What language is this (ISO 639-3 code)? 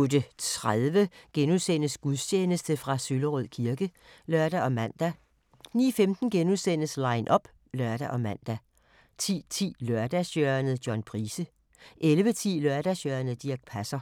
dan